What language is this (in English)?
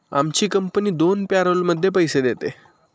Marathi